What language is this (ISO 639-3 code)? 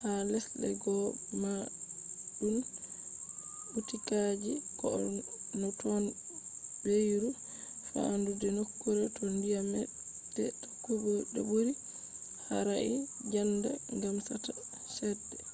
ful